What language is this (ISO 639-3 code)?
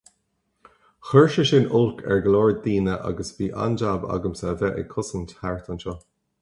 gle